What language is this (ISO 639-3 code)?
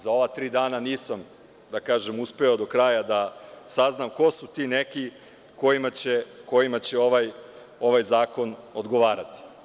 srp